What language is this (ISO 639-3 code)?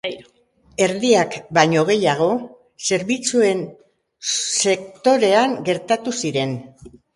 eus